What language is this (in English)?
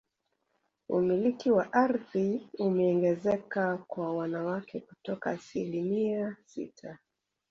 Swahili